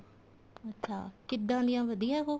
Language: Punjabi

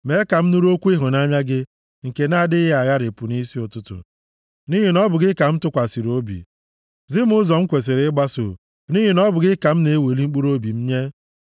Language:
Igbo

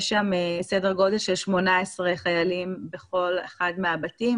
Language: Hebrew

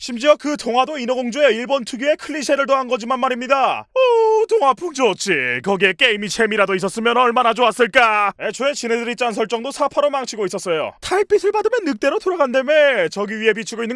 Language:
Korean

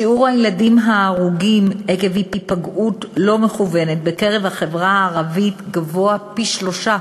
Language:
Hebrew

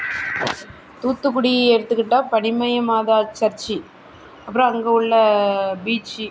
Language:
Tamil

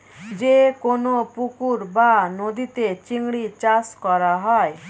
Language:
Bangla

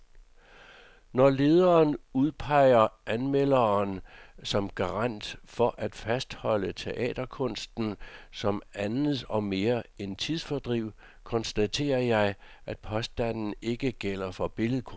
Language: Danish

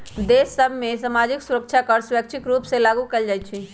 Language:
Magahi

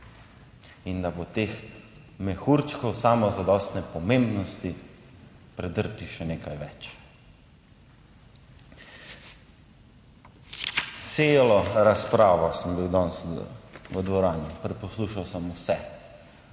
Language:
Slovenian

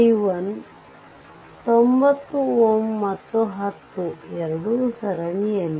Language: Kannada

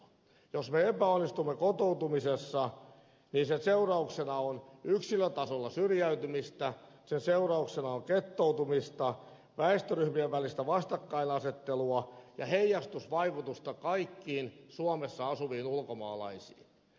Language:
Finnish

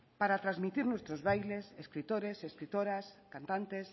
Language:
Spanish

